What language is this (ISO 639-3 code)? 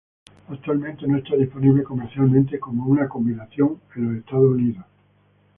spa